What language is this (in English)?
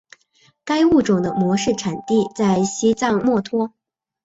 Chinese